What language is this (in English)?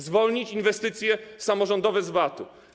Polish